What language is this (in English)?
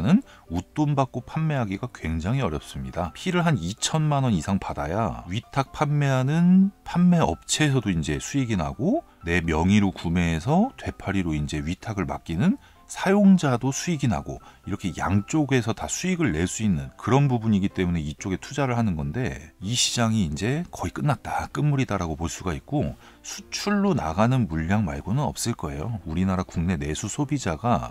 Korean